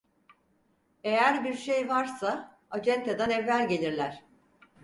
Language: Turkish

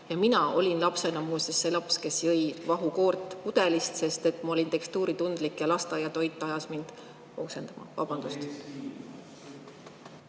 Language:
Estonian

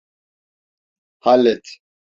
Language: Turkish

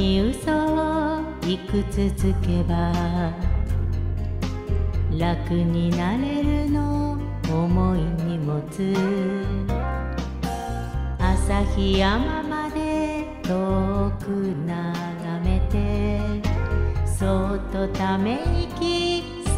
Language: Japanese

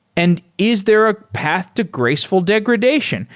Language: English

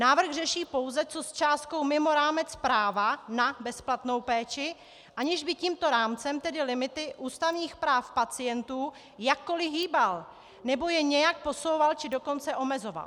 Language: Czech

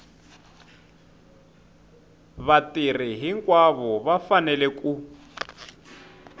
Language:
Tsonga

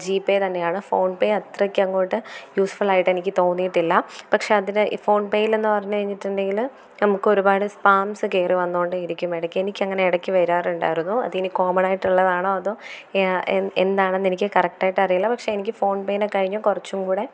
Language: Malayalam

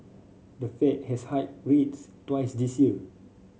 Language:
English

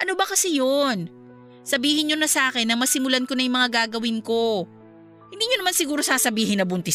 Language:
Filipino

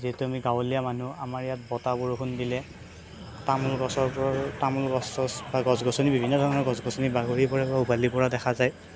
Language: Assamese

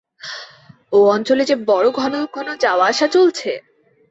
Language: Bangla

